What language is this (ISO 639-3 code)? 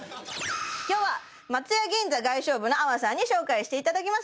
jpn